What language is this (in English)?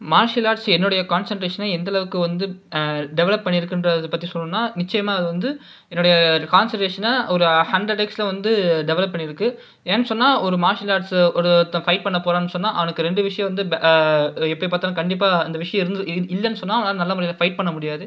Tamil